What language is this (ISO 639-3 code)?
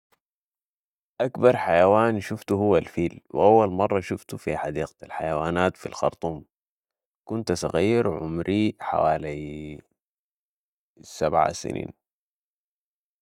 apd